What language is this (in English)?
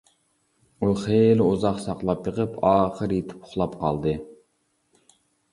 Uyghur